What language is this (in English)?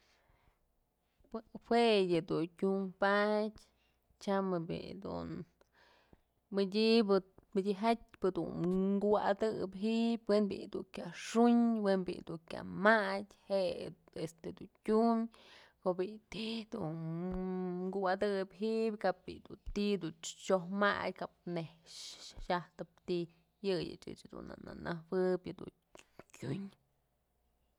Mazatlán Mixe